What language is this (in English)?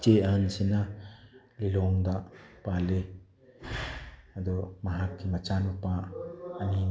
Manipuri